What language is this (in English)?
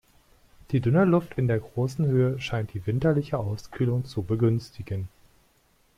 German